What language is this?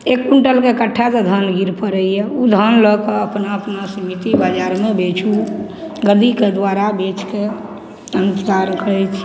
Maithili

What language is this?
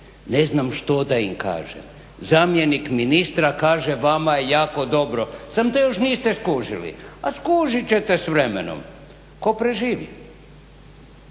Croatian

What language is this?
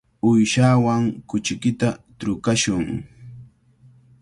Cajatambo North Lima Quechua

